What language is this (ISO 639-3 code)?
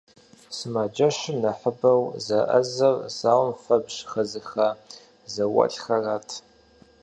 kbd